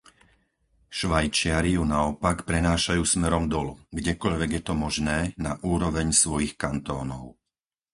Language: Slovak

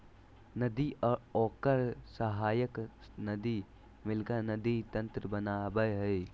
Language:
Magahi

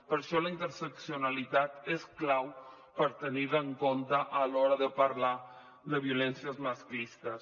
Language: Catalan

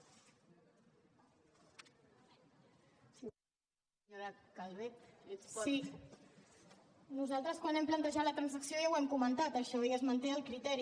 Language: Catalan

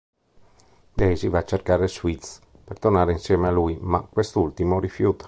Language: Italian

